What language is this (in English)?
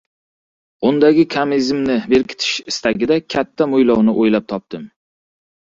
Uzbek